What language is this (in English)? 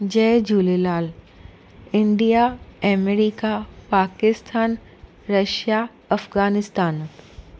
Sindhi